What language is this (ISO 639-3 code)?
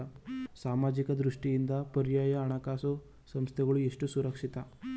kan